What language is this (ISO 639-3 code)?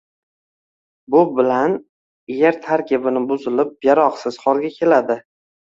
uzb